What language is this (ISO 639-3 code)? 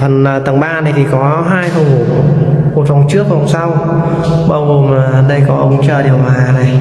vie